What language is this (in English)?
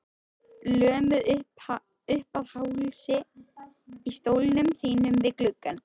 Icelandic